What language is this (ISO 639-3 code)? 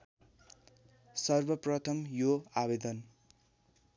nep